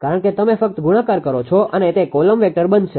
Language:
Gujarati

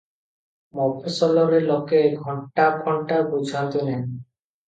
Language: Odia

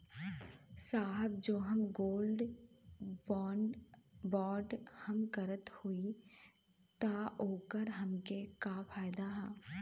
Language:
Bhojpuri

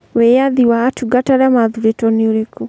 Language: Kikuyu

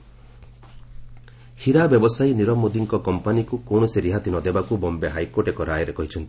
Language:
Odia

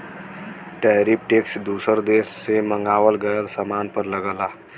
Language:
Bhojpuri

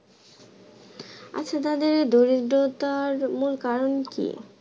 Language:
Bangla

